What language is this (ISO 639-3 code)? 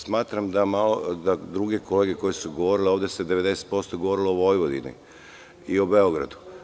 srp